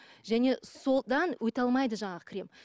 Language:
Kazakh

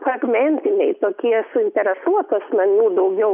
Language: Lithuanian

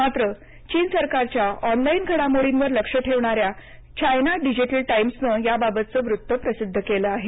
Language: Marathi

